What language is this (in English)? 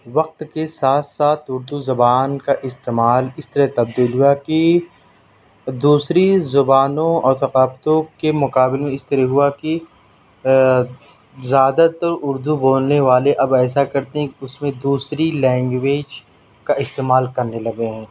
Urdu